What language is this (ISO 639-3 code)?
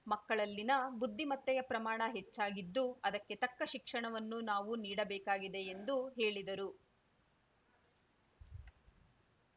kan